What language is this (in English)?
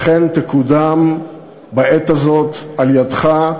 Hebrew